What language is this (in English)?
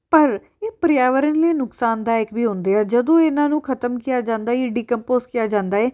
Punjabi